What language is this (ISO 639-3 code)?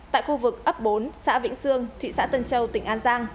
vie